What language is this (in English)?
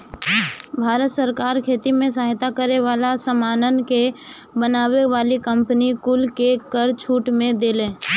Bhojpuri